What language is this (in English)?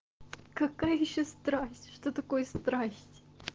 Russian